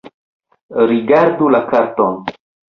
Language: Esperanto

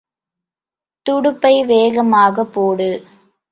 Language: Tamil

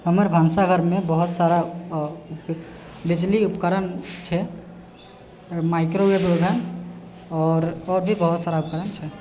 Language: Maithili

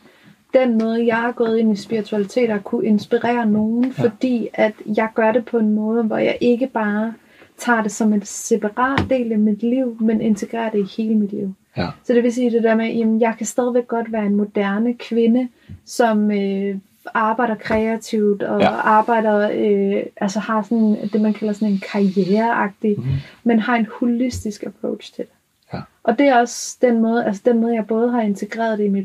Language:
Danish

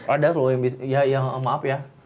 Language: Indonesian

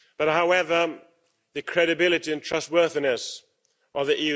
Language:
English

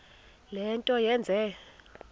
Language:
Xhosa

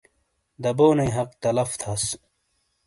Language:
Shina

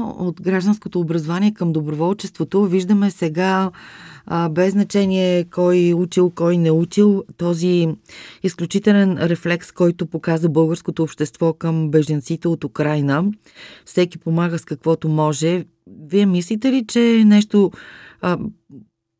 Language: Bulgarian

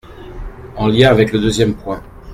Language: French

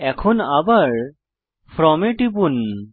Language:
Bangla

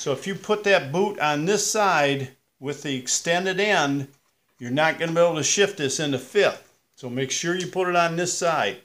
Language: English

